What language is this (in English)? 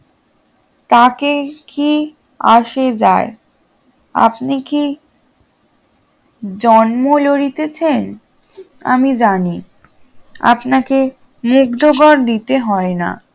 Bangla